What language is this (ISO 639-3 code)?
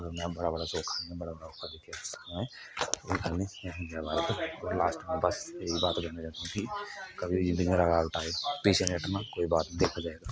doi